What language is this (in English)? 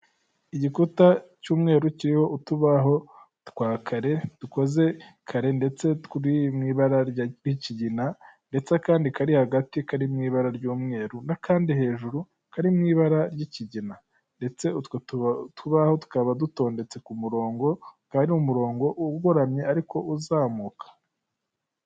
Kinyarwanda